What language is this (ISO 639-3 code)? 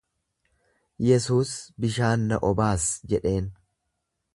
orm